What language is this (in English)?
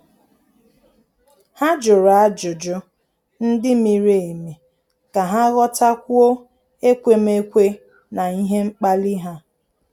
Igbo